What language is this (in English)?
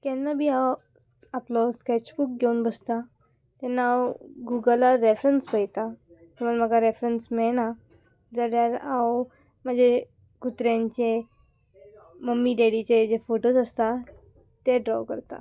Konkani